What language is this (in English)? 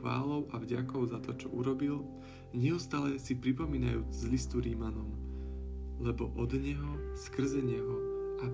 Slovak